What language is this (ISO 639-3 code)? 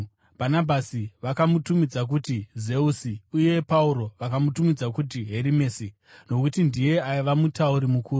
sna